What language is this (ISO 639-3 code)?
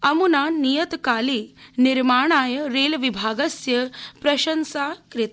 san